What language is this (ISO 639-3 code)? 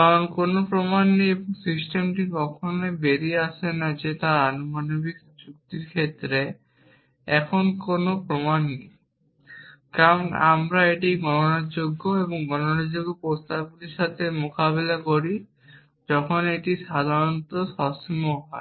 ben